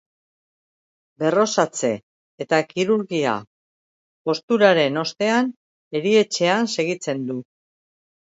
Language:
Basque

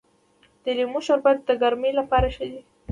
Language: Pashto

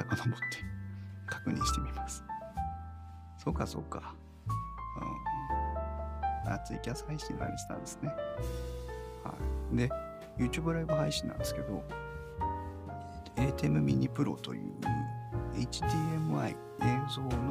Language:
Japanese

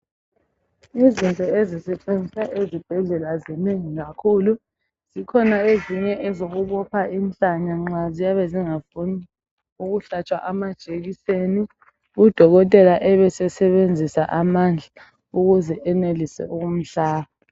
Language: North Ndebele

